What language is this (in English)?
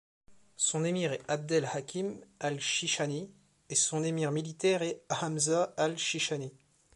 French